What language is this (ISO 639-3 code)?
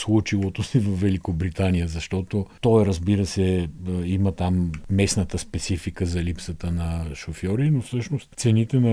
bul